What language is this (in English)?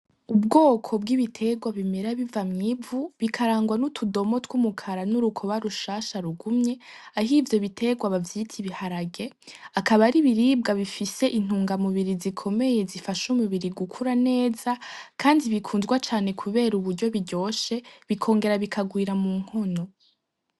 Rundi